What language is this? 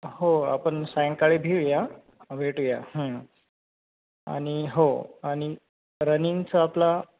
Marathi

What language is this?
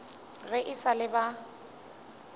Northern Sotho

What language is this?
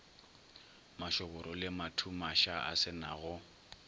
Northern Sotho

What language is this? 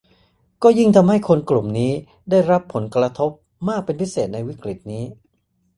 Thai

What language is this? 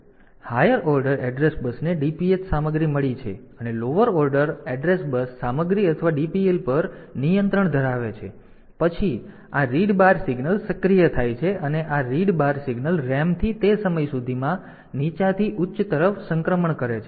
Gujarati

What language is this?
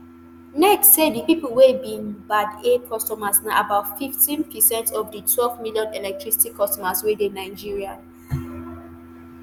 Nigerian Pidgin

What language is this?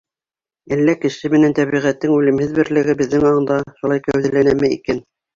Bashkir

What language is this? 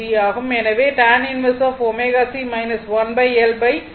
Tamil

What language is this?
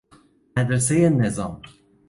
Persian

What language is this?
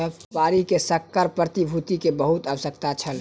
Maithili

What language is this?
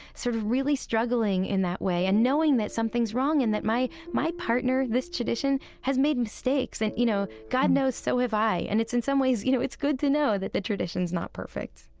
English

